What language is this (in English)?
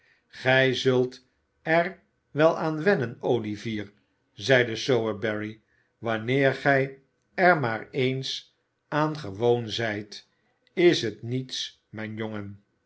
Dutch